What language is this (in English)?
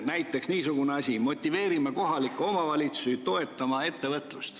Estonian